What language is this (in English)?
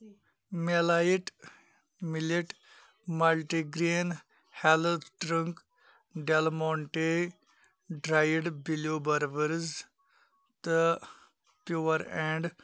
Kashmiri